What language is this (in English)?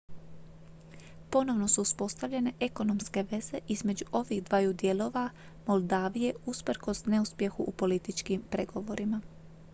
Croatian